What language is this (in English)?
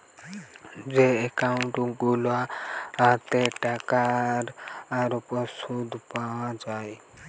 Bangla